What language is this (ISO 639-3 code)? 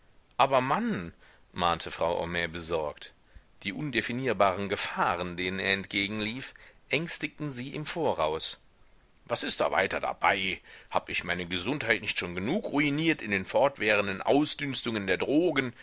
deu